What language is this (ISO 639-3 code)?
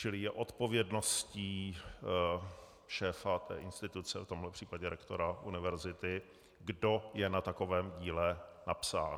ces